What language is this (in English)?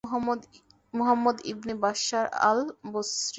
Bangla